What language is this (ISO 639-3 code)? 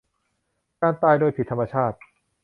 tha